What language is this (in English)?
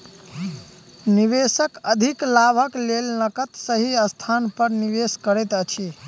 Maithili